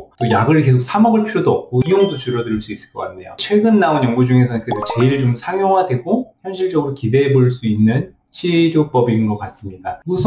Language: Korean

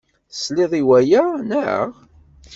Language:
Kabyle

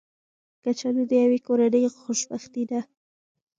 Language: Pashto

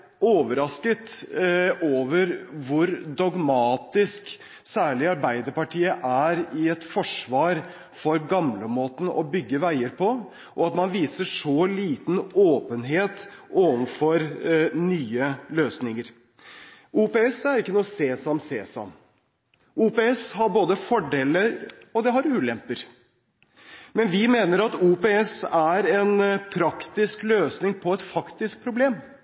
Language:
Norwegian Bokmål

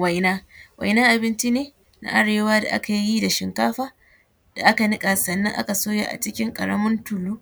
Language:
Hausa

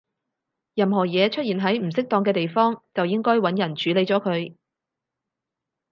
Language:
Cantonese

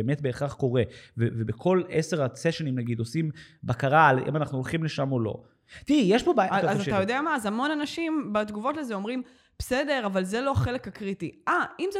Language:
Hebrew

